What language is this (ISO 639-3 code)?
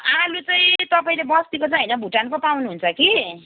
nep